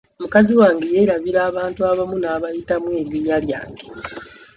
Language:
Ganda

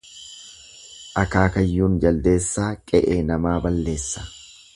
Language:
Oromo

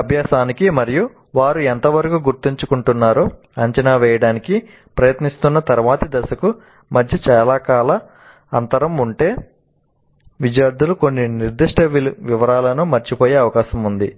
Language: Telugu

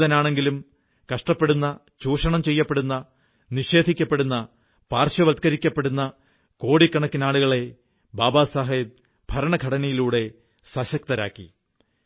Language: Malayalam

